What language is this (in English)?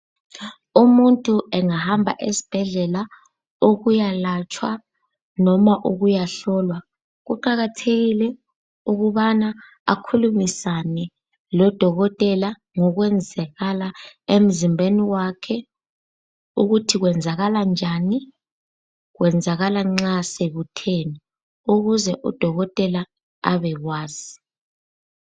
North Ndebele